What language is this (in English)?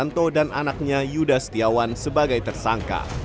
Indonesian